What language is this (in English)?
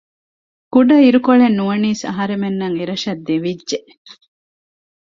Divehi